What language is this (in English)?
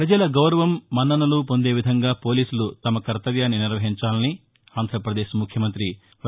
Telugu